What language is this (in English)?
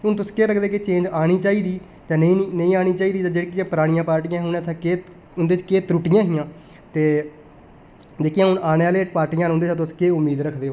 Dogri